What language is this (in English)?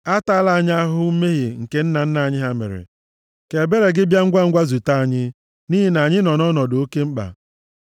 Igbo